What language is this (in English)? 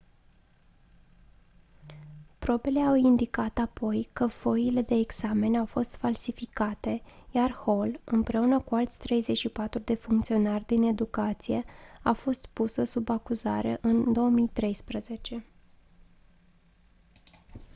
Romanian